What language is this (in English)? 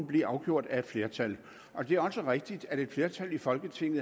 Danish